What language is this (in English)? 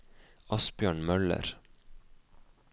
Norwegian